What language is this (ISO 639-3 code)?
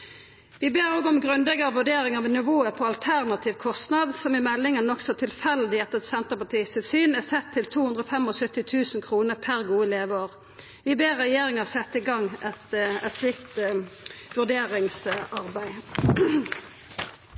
nno